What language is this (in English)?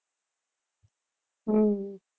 Gujarati